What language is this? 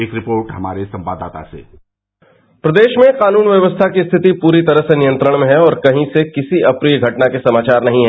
Hindi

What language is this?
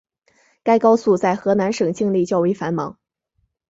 Chinese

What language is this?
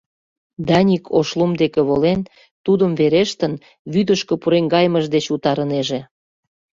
Mari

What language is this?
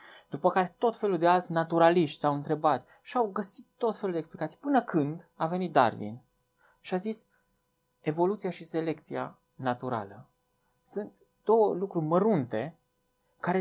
Romanian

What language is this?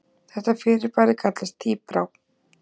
Icelandic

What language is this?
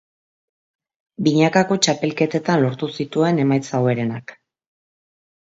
Basque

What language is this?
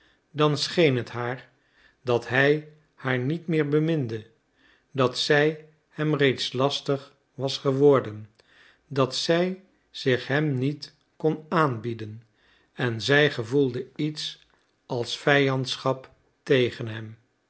Dutch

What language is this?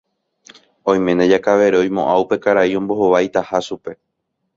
Guarani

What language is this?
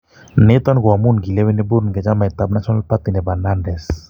Kalenjin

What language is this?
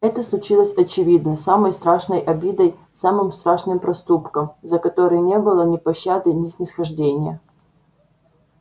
Russian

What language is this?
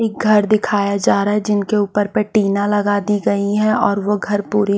Hindi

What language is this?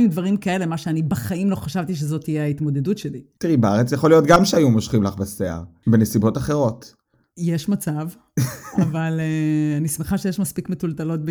Hebrew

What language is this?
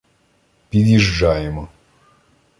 Ukrainian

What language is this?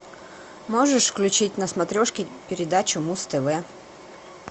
Russian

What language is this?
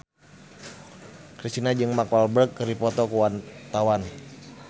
Sundanese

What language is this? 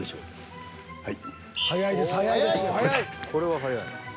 Japanese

